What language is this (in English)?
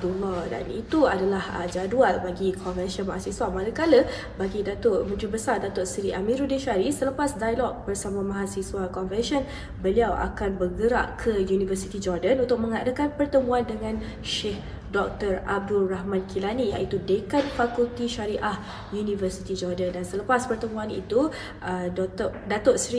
Malay